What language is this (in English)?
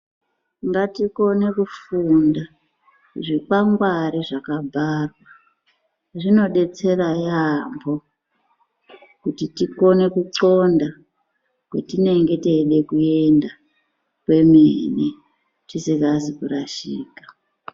Ndau